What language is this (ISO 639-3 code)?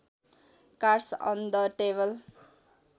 nep